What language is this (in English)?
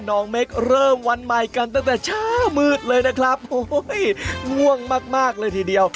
Thai